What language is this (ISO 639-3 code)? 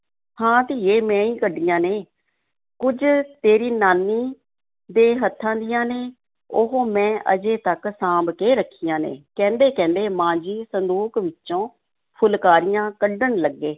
pan